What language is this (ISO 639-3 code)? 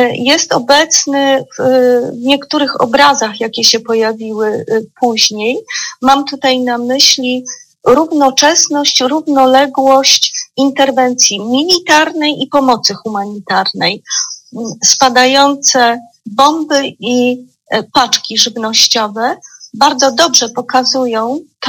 pol